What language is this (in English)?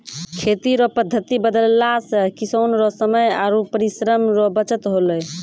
Maithili